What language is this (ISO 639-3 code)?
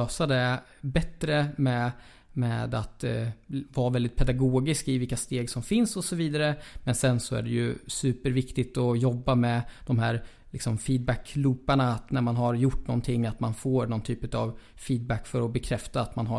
swe